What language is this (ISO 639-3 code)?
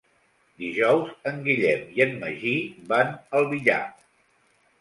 cat